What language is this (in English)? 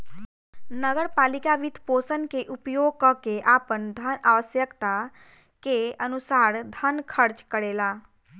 Bhojpuri